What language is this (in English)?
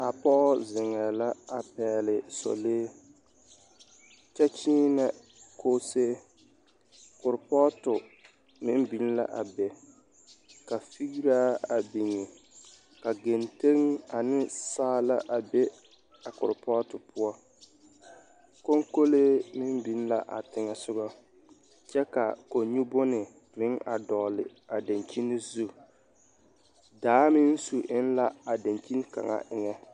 Southern Dagaare